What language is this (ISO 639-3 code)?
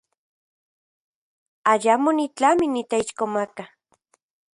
ncx